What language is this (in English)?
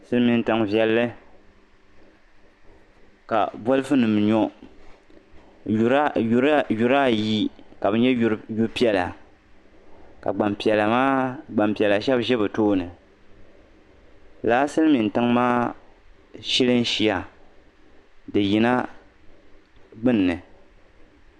Dagbani